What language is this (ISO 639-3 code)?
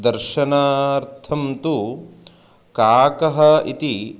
san